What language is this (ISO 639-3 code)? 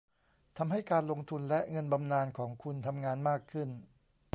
tha